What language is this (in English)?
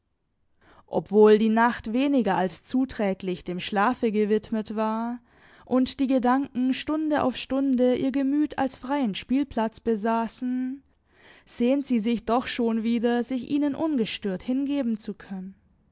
German